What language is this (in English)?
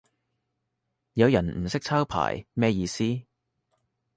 Cantonese